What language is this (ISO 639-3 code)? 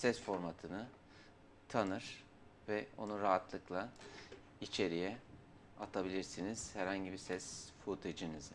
tur